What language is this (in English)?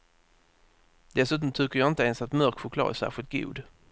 Swedish